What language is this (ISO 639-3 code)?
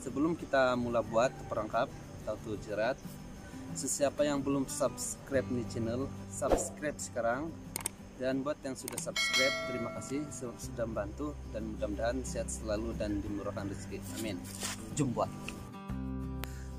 ind